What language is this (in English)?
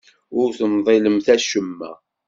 Kabyle